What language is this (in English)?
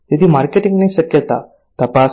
Gujarati